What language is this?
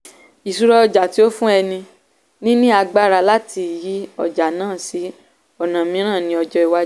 Yoruba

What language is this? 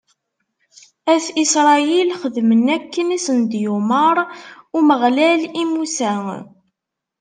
Kabyle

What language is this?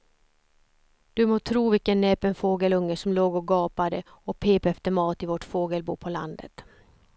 Swedish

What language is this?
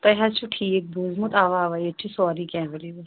Kashmiri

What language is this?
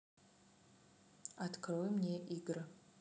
Russian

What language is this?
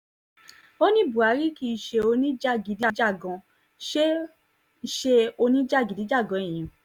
Yoruba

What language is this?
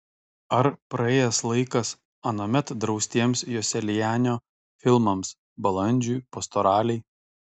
Lithuanian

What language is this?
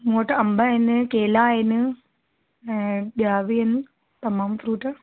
Sindhi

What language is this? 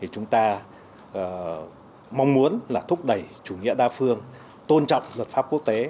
Vietnamese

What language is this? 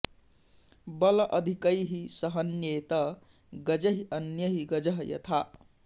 Sanskrit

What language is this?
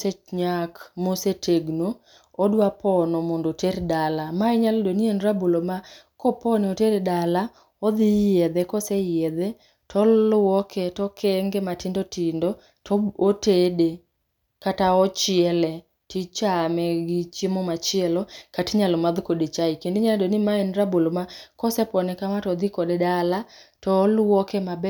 Luo (Kenya and Tanzania)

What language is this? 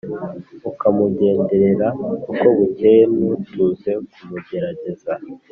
Kinyarwanda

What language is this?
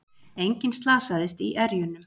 Icelandic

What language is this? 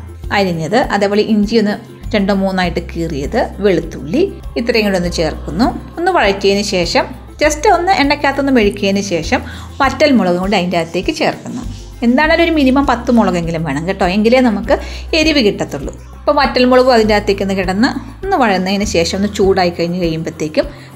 Malayalam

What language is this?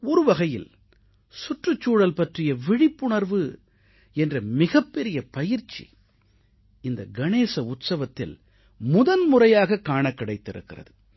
Tamil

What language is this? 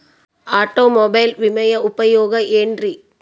Kannada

